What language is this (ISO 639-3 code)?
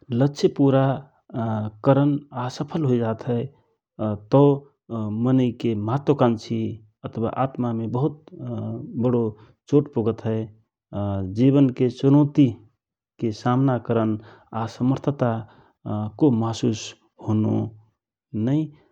thr